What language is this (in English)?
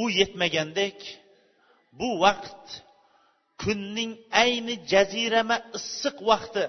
Bulgarian